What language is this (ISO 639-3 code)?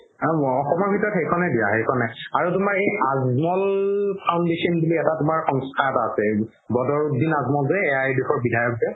asm